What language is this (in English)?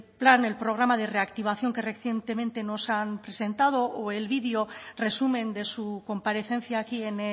Spanish